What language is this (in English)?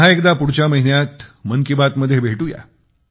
Marathi